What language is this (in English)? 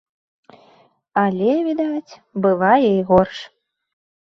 Belarusian